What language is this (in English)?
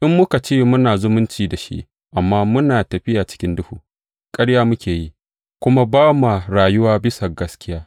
Hausa